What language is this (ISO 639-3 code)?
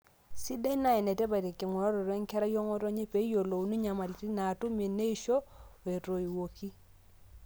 mas